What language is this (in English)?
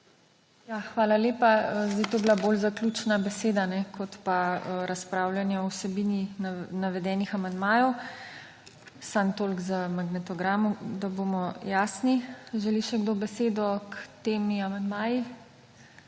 Slovenian